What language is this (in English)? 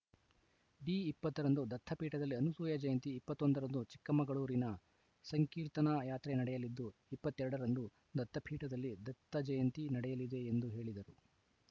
Kannada